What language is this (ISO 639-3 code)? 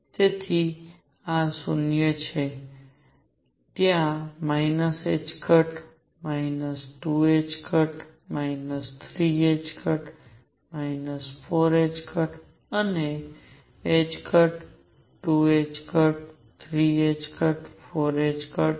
guj